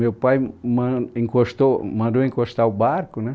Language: Portuguese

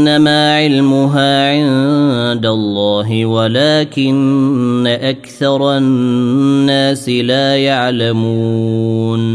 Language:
Arabic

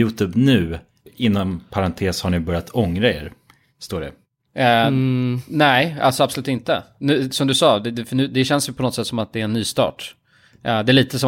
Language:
Swedish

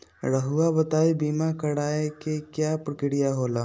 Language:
Magahi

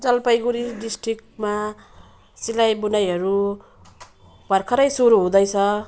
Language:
Nepali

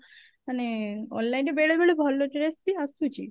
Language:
Odia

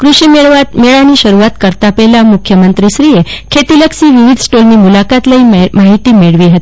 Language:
Gujarati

